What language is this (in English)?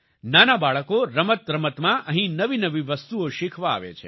Gujarati